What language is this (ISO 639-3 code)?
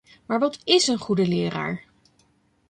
nld